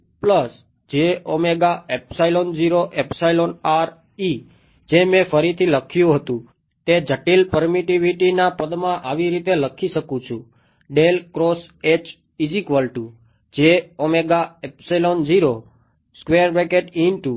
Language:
Gujarati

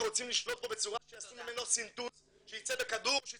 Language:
Hebrew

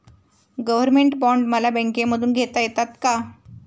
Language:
Marathi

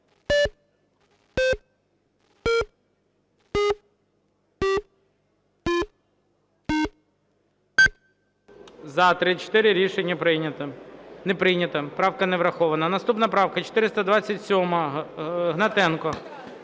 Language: Ukrainian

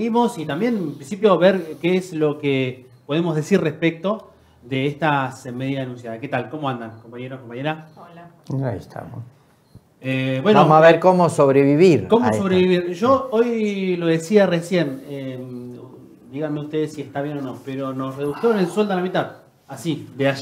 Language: Spanish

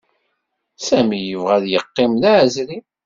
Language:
Kabyle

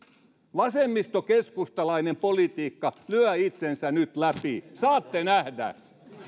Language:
Finnish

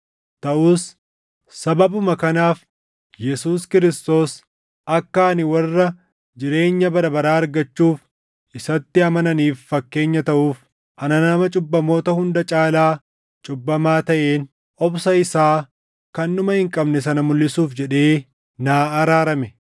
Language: Oromo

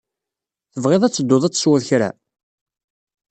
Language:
Kabyle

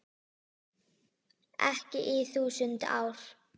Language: Icelandic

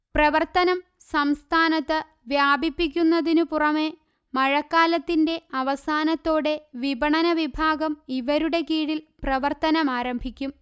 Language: Malayalam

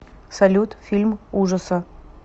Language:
Russian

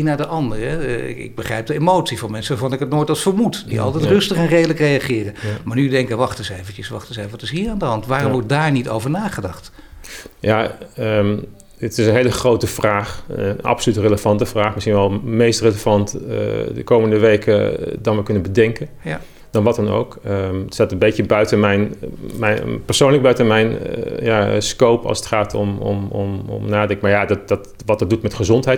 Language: Dutch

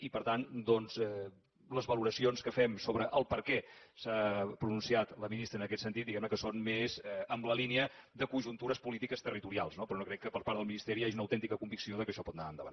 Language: Catalan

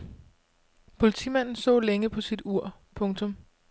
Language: Danish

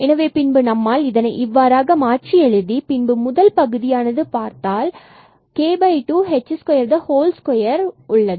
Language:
Tamil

